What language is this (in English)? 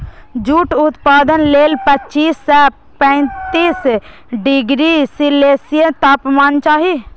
Maithili